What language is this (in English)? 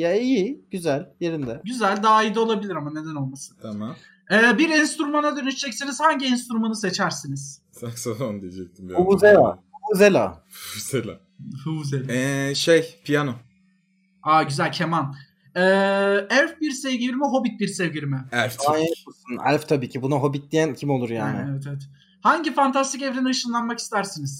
Turkish